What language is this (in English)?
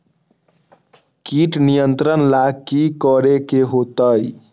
Magahi